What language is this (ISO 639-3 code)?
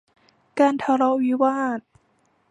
tha